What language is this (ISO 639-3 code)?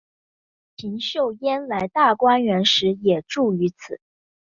zho